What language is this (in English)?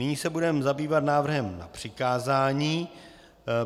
Czech